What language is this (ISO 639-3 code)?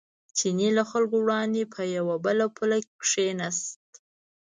pus